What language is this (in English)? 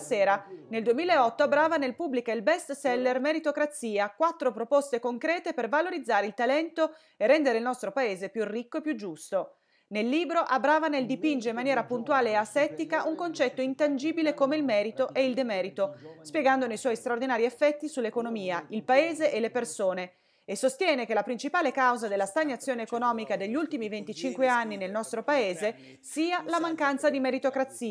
Italian